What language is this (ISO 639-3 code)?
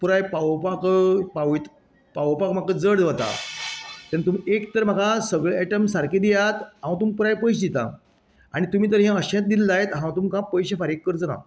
kok